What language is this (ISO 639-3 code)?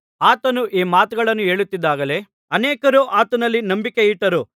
kan